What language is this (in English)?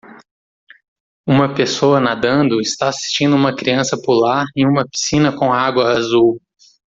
Portuguese